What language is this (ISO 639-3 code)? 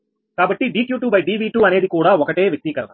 tel